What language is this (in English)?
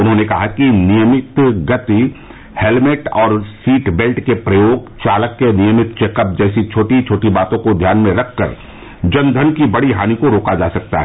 Hindi